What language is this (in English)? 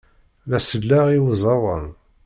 Kabyle